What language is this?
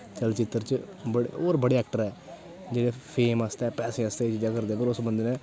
Dogri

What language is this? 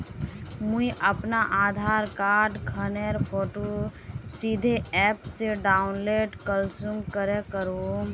Magahi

